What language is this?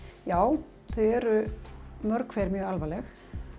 Icelandic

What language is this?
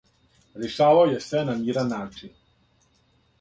Serbian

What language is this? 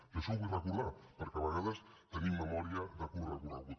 Catalan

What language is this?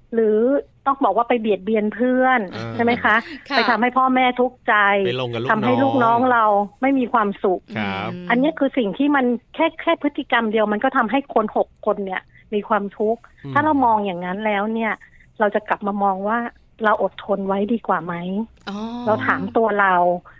Thai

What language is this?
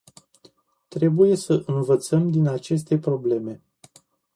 Romanian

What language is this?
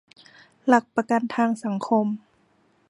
Thai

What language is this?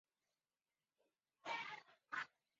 Chinese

